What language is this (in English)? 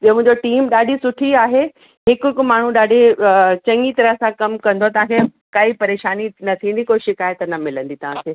Sindhi